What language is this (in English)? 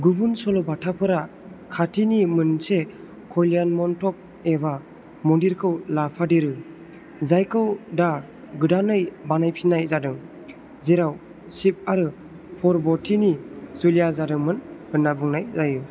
Bodo